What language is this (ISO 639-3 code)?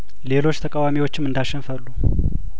amh